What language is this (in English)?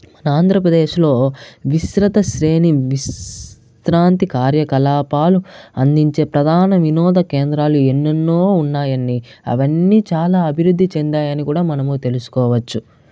Telugu